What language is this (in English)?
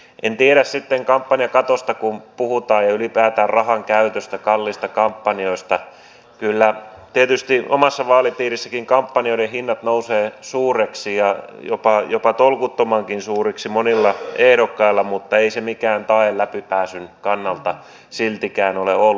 Finnish